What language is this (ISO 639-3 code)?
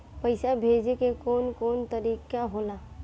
bho